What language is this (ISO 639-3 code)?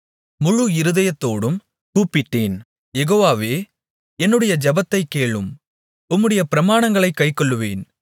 tam